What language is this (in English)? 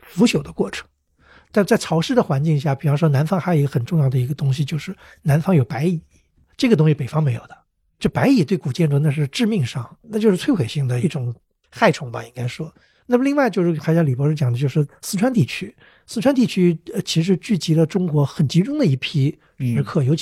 Chinese